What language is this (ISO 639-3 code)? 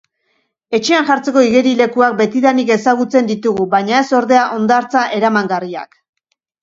eus